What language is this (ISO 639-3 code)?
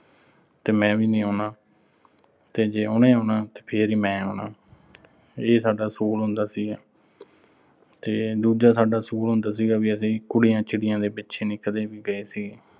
pan